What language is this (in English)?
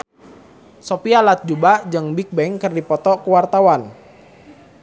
Sundanese